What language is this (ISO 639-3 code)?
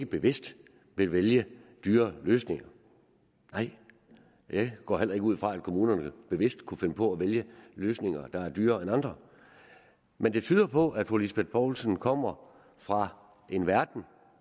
dan